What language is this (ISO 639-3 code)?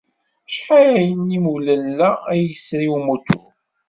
kab